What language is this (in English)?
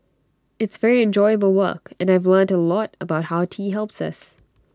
English